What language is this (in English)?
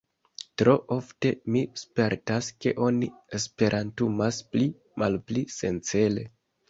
Esperanto